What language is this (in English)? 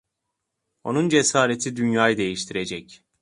Turkish